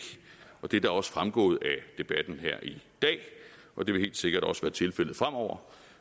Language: Danish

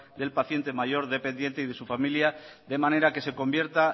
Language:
Spanish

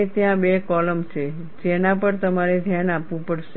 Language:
Gujarati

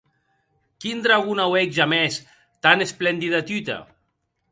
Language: Occitan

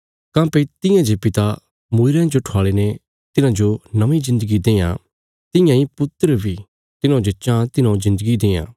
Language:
Bilaspuri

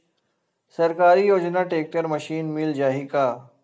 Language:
Chhattisgarhi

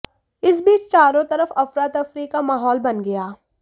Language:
Hindi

